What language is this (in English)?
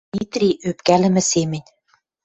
Western Mari